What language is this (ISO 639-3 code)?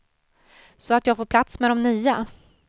swe